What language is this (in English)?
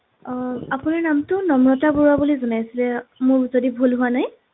Assamese